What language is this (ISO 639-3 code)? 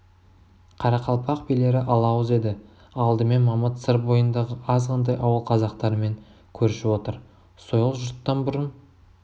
kaz